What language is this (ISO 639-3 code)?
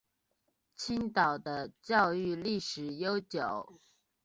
zho